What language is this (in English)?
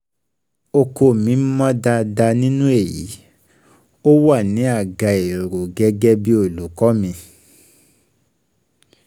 Yoruba